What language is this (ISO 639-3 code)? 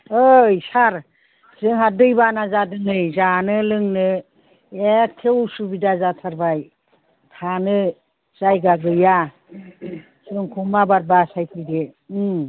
brx